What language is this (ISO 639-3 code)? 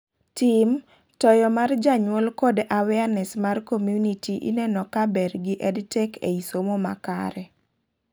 luo